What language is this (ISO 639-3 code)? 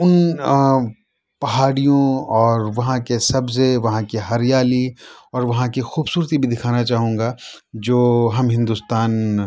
urd